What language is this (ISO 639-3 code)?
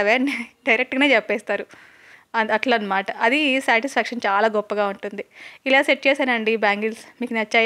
tel